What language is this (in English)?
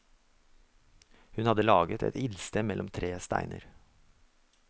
Norwegian